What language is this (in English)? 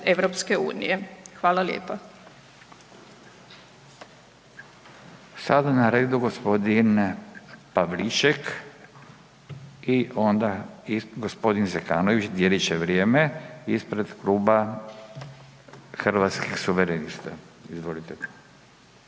Croatian